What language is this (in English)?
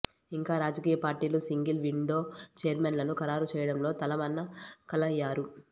Telugu